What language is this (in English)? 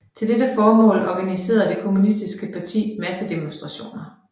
Danish